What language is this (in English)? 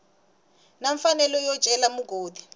Tsonga